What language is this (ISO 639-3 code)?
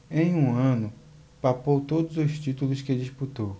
por